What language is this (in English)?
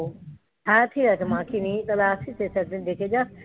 Bangla